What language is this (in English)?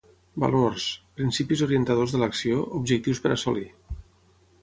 Catalan